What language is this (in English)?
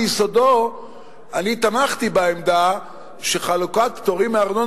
Hebrew